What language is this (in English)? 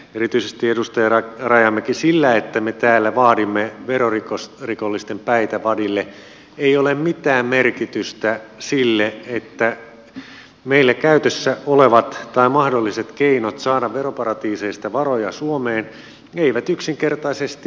Finnish